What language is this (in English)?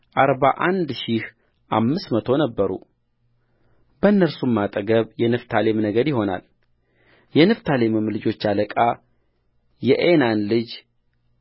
Amharic